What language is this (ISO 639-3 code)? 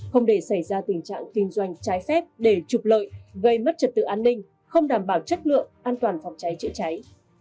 vie